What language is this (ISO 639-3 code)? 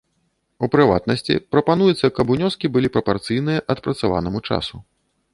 bel